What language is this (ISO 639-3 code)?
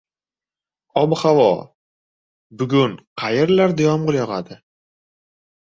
uzb